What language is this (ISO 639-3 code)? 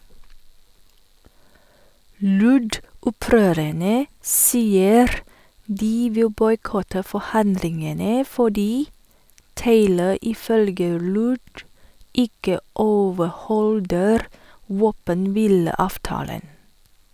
nor